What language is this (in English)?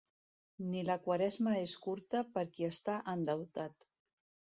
Catalan